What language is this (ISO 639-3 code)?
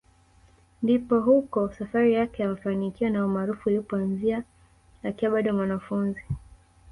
swa